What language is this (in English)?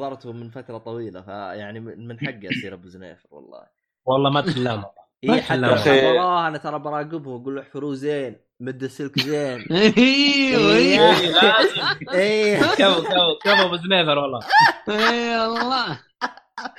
Arabic